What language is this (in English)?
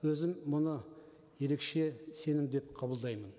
Kazakh